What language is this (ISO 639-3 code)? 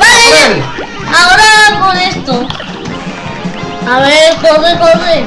spa